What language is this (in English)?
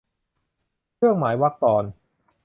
Thai